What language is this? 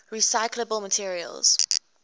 English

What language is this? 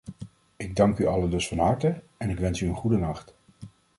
Dutch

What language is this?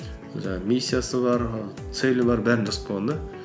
Kazakh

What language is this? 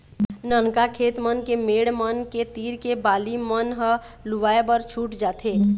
Chhattisgarhi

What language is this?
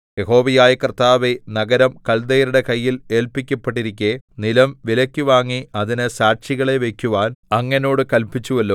Malayalam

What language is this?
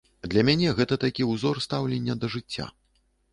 Belarusian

